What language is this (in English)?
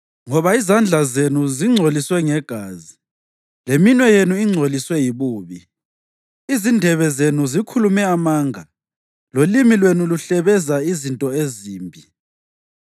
North Ndebele